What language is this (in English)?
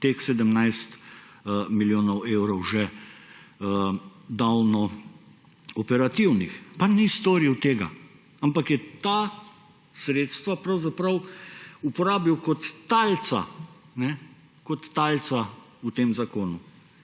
Slovenian